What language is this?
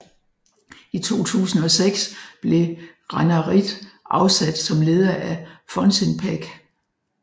Danish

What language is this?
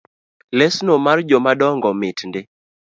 Luo (Kenya and Tanzania)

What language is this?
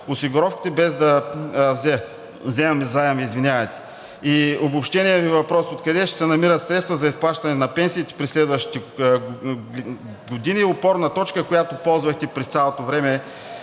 Bulgarian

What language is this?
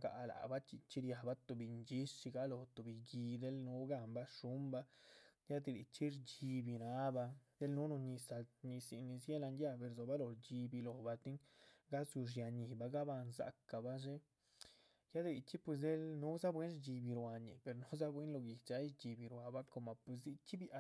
Chichicapan Zapotec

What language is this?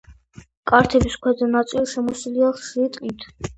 Georgian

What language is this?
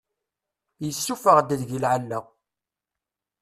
Kabyle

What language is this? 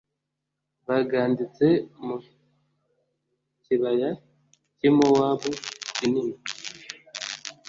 Kinyarwanda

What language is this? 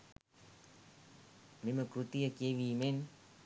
Sinhala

